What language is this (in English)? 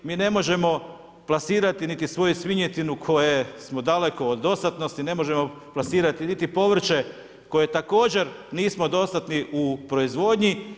Croatian